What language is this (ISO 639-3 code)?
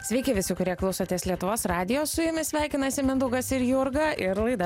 lit